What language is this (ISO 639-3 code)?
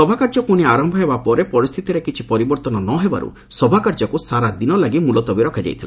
ori